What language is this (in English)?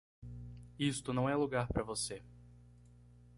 Portuguese